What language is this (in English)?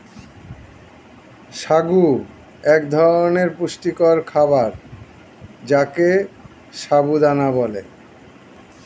Bangla